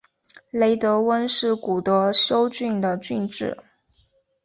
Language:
Chinese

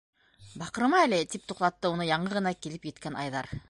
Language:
Bashkir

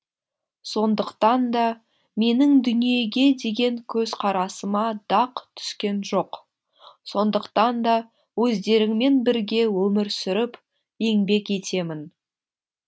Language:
Kazakh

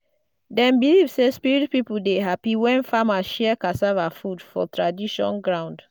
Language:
Nigerian Pidgin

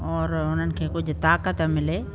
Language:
Sindhi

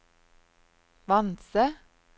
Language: Norwegian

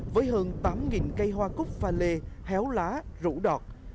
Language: Vietnamese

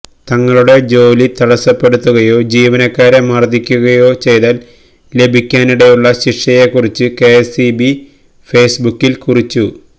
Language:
Malayalam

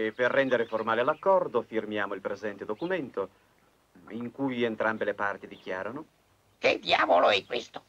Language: Italian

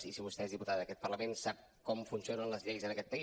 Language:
Catalan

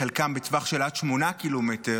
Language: Hebrew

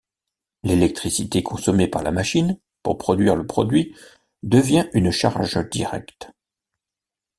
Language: French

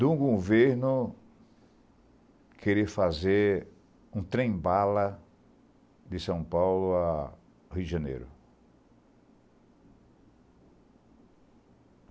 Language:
Portuguese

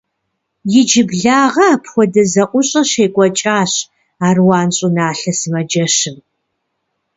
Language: Kabardian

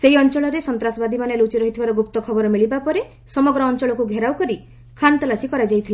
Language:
Odia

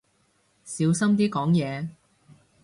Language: Cantonese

